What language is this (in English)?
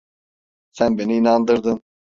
Turkish